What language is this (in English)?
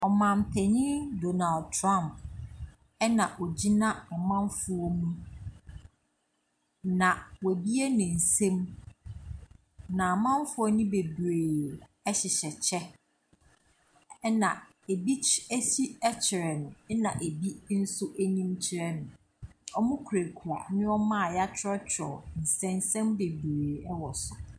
Akan